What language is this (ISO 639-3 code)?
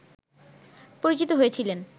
ben